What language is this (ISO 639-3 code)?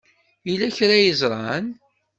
kab